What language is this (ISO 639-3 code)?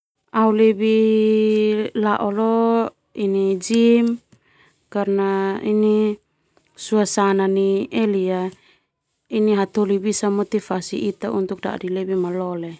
twu